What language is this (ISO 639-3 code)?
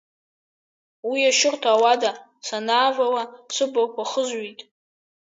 abk